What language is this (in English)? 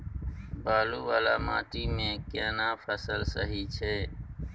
Maithili